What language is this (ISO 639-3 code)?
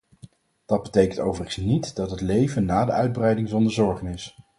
nld